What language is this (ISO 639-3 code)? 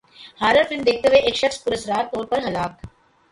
urd